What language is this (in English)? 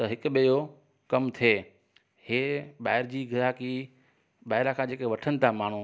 Sindhi